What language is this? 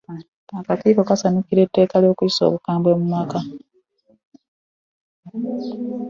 Ganda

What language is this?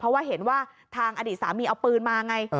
Thai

